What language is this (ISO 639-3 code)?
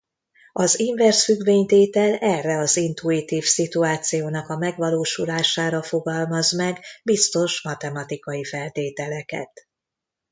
hun